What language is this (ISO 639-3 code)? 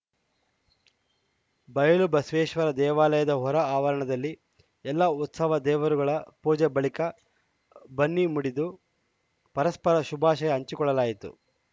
kan